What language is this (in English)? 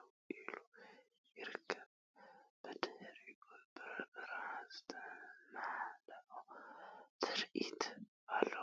Tigrinya